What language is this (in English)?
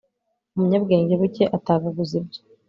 Kinyarwanda